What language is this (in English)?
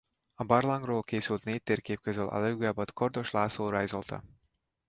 Hungarian